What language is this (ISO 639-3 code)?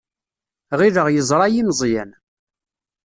kab